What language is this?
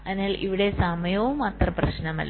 Malayalam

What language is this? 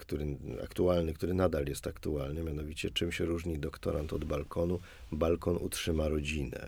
Polish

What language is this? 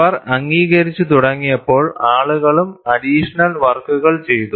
Malayalam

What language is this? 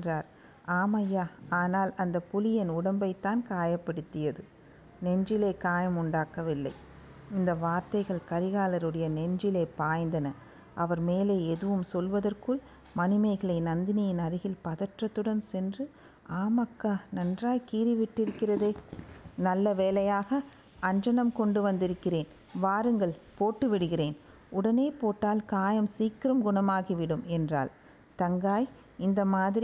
Tamil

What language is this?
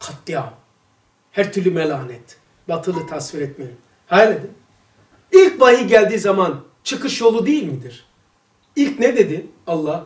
Turkish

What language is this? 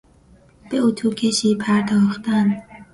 Persian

